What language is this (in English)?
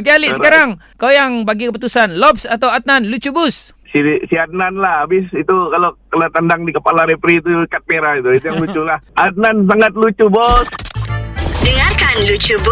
Malay